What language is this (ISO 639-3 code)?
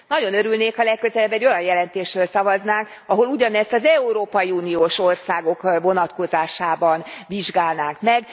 hun